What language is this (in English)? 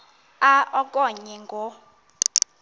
Xhosa